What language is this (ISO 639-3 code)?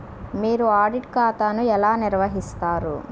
tel